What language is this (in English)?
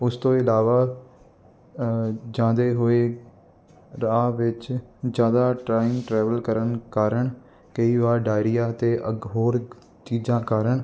Punjabi